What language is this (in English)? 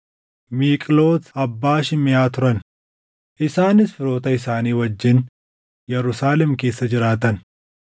Oromo